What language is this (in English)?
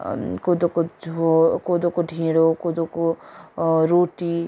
Nepali